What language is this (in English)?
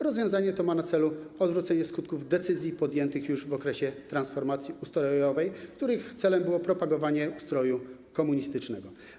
Polish